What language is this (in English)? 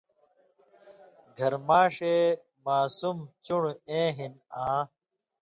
Indus Kohistani